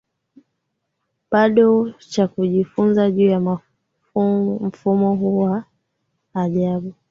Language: Swahili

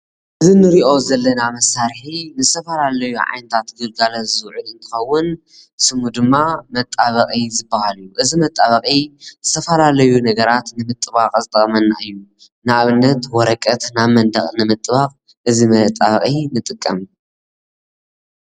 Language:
Tigrinya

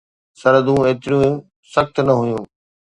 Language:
Sindhi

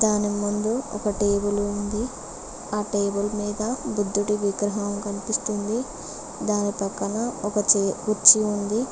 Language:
Telugu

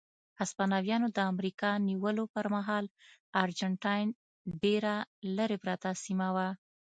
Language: Pashto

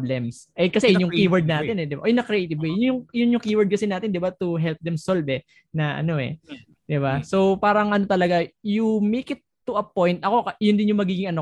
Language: Filipino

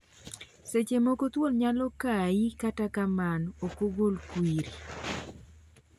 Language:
Luo (Kenya and Tanzania)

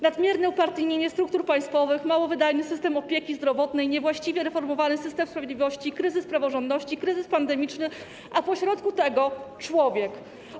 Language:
Polish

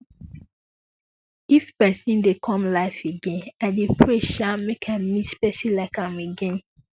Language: Nigerian Pidgin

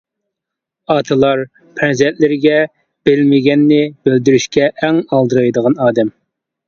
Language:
Uyghur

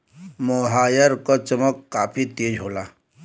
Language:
Bhojpuri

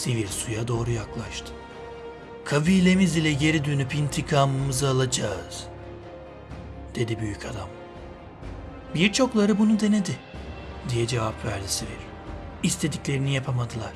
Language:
Turkish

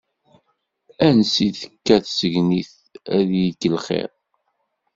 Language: Kabyle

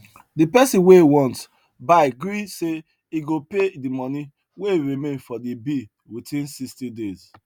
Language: Nigerian Pidgin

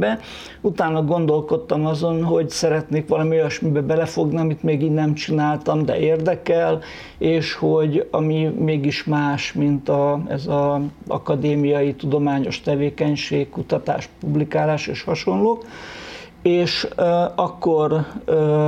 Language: Hungarian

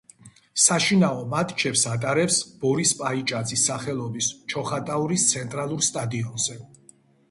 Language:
Georgian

